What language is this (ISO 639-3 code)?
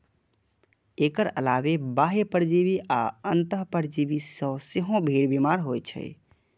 mai